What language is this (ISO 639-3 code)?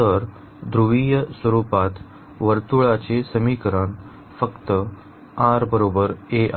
mar